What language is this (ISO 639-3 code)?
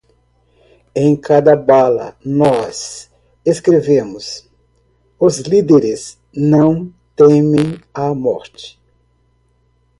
por